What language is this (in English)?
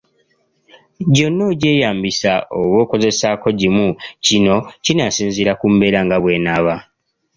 Ganda